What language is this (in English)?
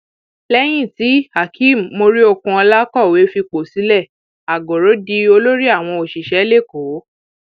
Yoruba